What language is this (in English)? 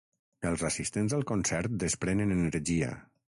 Catalan